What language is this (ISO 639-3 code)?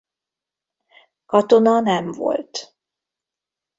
hun